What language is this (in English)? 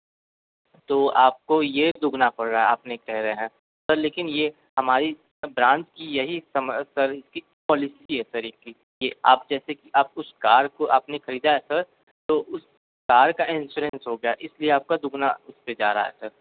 Hindi